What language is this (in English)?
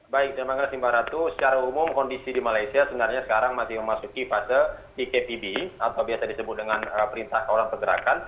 Indonesian